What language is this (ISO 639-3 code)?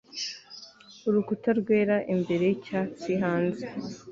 kin